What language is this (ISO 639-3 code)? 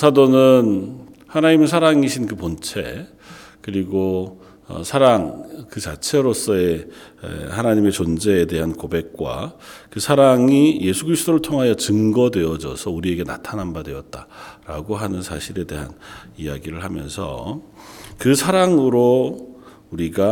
kor